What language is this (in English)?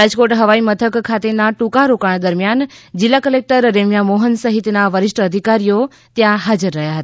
Gujarati